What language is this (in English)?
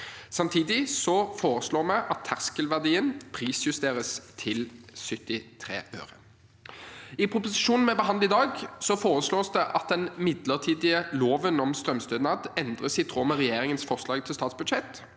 Norwegian